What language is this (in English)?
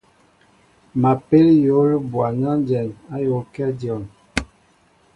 Mbo (Cameroon)